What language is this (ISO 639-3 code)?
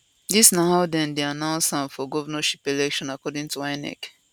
pcm